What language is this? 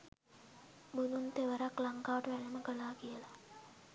Sinhala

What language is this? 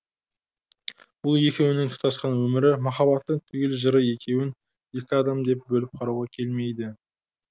Kazakh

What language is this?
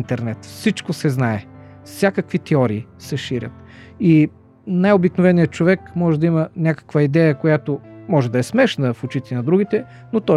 Bulgarian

